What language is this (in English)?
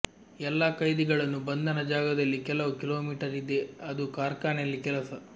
Kannada